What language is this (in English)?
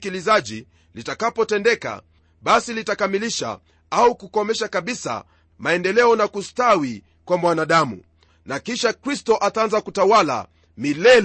Swahili